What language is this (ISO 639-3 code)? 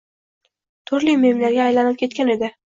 uzb